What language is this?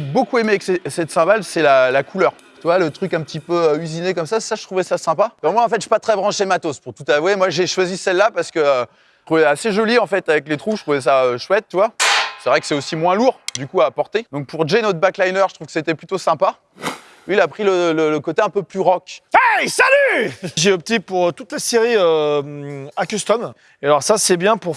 French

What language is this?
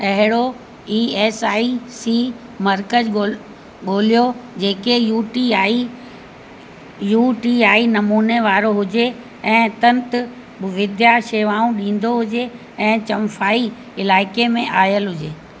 Sindhi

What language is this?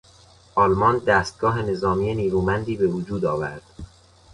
Persian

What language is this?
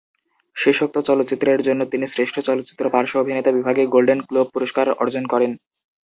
Bangla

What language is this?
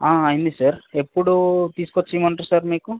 Telugu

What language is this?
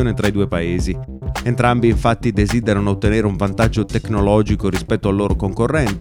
Italian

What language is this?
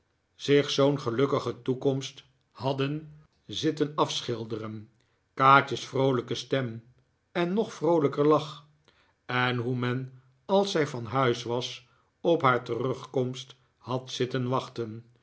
Dutch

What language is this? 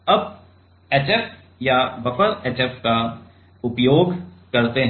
Hindi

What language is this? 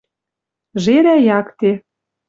Western Mari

